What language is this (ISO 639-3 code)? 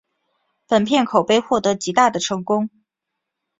zho